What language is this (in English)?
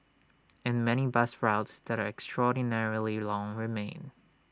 English